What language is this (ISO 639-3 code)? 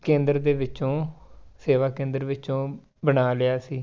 pan